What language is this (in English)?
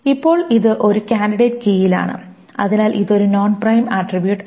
Malayalam